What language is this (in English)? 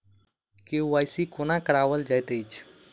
Maithili